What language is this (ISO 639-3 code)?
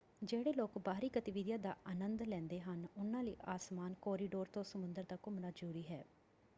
pan